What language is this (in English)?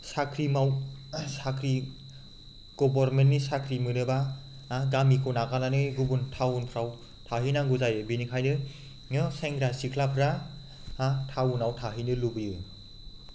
Bodo